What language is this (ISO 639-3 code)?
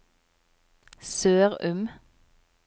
nor